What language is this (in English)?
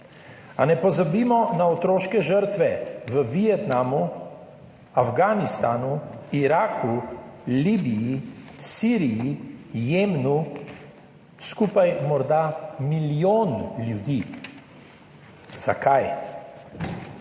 Slovenian